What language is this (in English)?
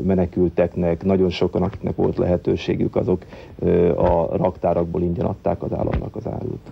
Hungarian